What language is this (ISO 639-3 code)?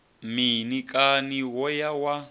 ven